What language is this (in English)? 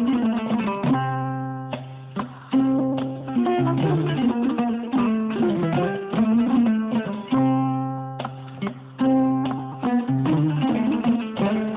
Fula